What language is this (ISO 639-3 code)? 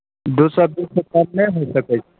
mai